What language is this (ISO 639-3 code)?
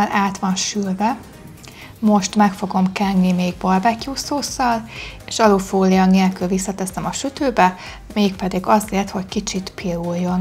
hun